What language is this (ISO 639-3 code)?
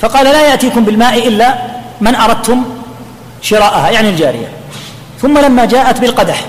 ara